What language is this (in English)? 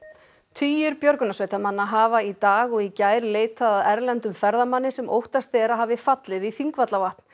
Icelandic